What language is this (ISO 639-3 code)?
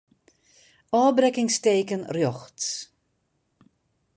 fry